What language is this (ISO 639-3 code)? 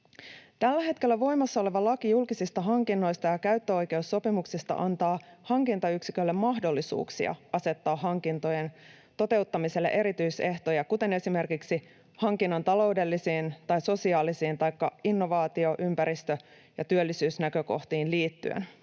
fin